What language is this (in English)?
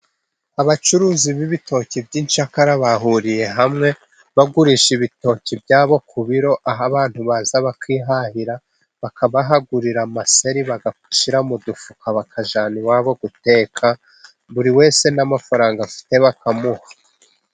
Kinyarwanda